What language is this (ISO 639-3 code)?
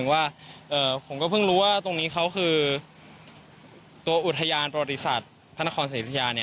tha